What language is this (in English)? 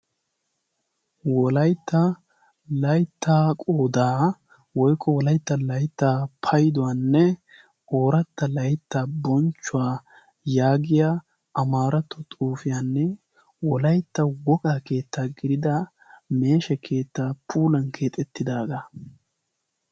Wolaytta